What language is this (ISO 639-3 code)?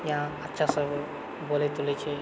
mai